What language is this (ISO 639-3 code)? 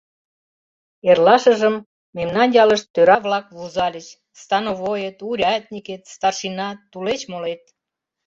chm